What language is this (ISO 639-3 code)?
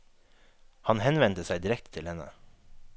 nor